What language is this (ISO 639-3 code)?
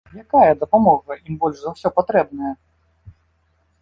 bel